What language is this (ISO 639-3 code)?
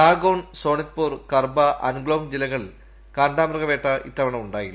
mal